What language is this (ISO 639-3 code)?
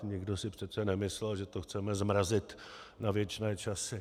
ces